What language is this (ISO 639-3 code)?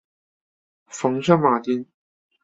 zho